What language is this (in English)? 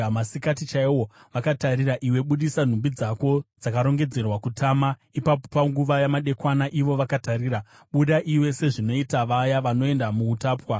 Shona